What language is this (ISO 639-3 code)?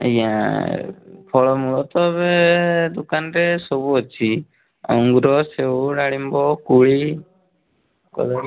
ori